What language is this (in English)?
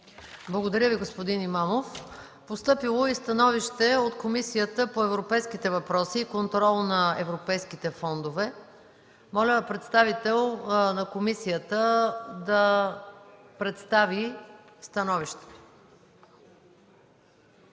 Bulgarian